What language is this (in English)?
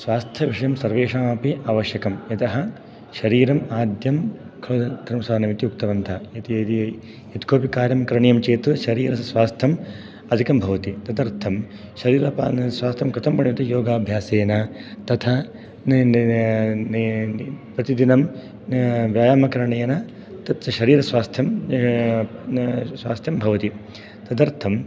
Sanskrit